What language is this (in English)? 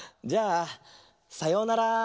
Japanese